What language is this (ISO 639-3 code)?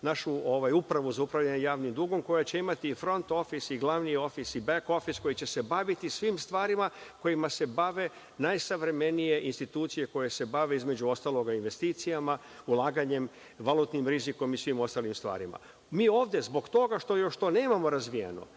srp